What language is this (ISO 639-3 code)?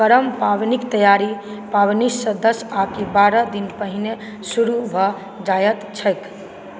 mai